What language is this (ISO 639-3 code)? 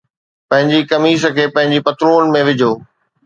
snd